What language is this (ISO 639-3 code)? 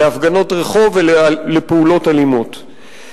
heb